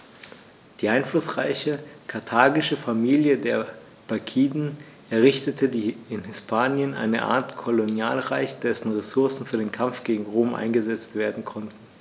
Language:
German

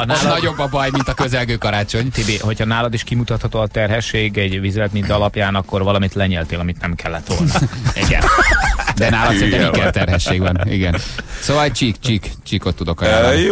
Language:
Hungarian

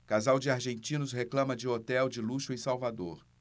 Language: Portuguese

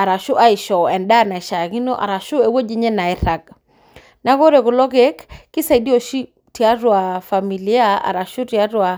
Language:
Masai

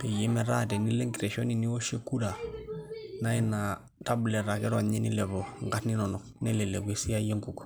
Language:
Masai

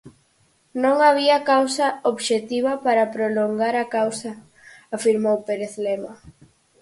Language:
Galician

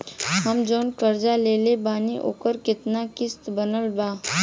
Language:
Bhojpuri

